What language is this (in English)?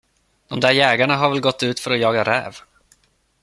Swedish